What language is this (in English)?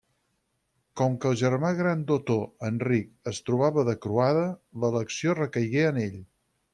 Catalan